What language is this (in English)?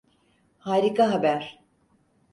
Turkish